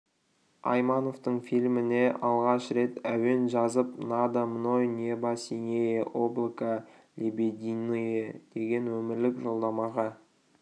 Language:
Kazakh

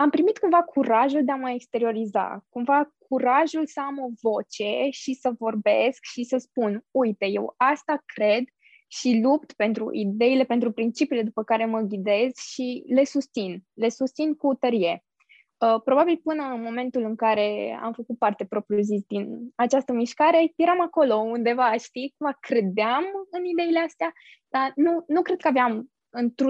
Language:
Romanian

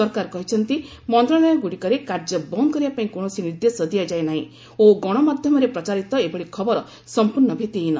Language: Odia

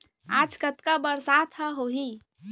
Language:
Chhattisgarhi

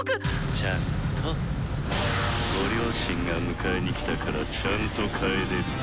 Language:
Japanese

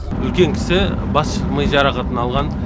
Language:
Kazakh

